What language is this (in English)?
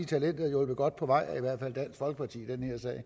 Danish